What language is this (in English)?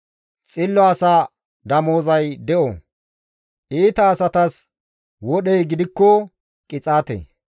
Gamo